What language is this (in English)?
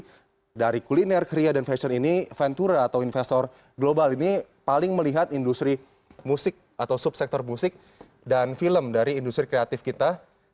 Indonesian